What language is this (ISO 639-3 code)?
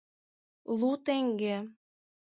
chm